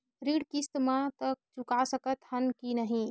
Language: Chhattisgarhi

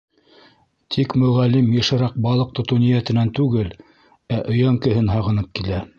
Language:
Bashkir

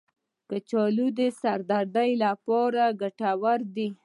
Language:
Pashto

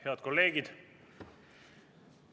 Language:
Estonian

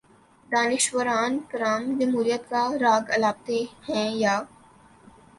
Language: Urdu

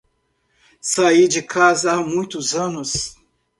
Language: Portuguese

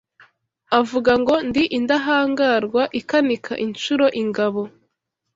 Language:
Kinyarwanda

